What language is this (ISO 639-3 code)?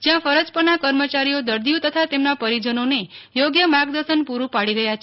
guj